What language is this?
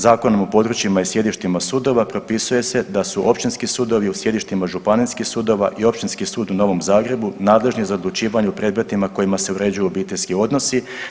Croatian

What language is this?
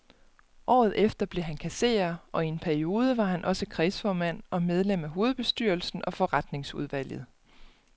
Danish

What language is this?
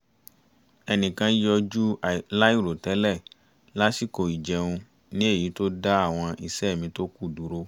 Yoruba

